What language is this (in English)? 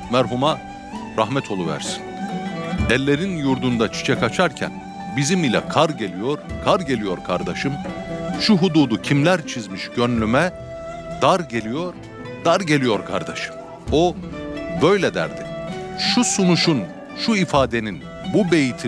Turkish